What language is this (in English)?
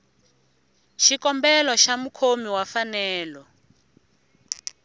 Tsonga